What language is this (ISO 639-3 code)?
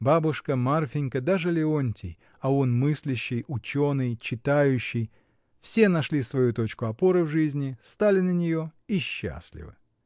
rus